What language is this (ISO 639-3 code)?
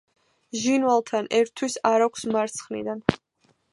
kat